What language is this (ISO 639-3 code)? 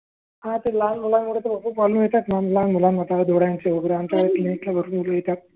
mar